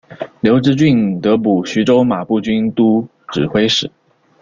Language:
Chinese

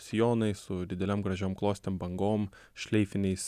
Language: Lithuanian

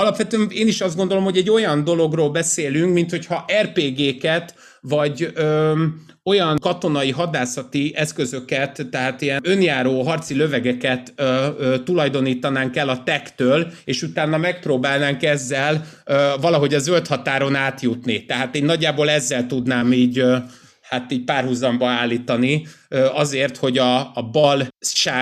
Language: Hungarian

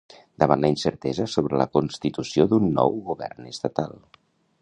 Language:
Catalan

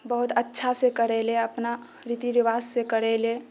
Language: Maithili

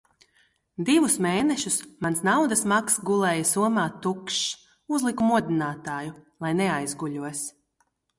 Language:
Latvian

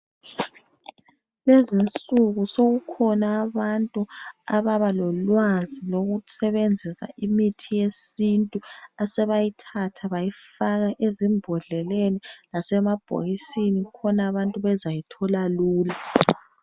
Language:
North Ndebele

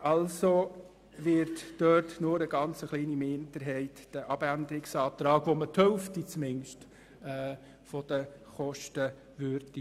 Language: Swiss German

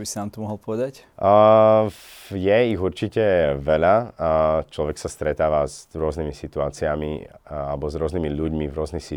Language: Slovak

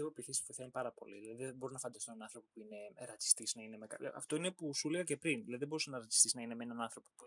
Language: Greek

